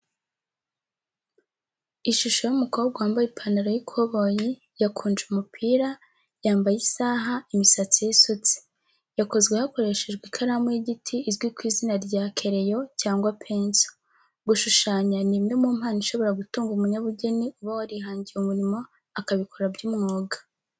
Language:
Kinyarwanda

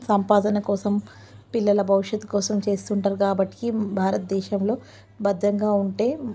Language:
Telugu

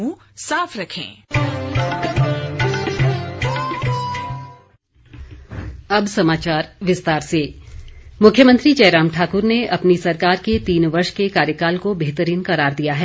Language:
Hindi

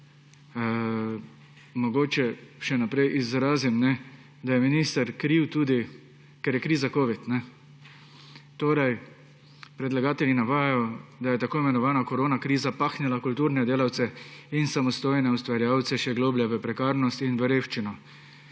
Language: Slovenian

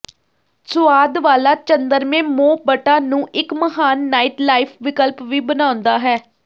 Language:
Punjabi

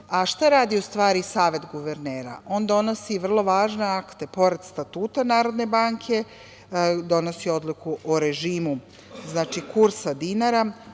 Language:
Serbian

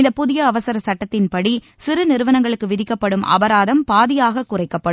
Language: Tamil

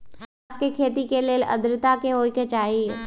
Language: Magahi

